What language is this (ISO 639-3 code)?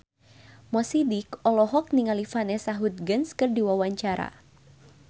sun